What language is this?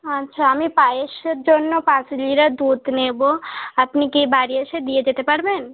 Bangla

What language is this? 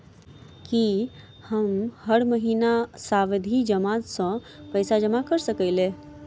Maithili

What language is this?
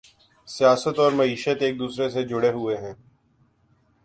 Urdu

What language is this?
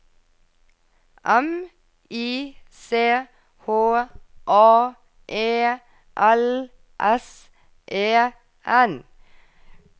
Norwegian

